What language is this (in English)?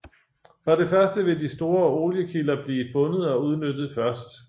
Danish